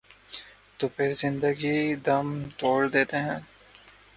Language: Urdu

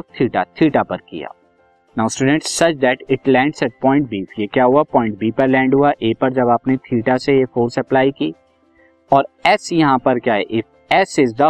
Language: Hindi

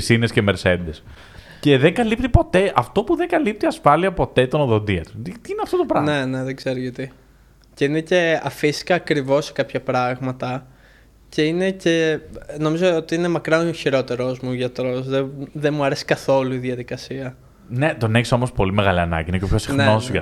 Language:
Greek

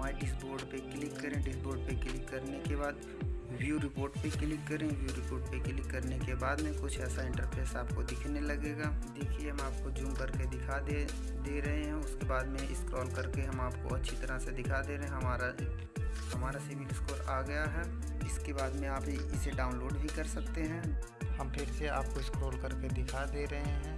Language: Hindi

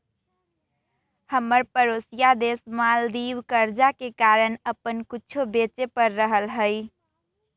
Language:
Magahi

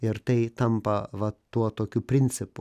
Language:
Lithuanian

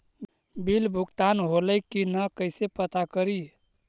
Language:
Magahi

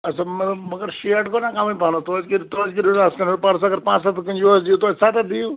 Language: Kashmiri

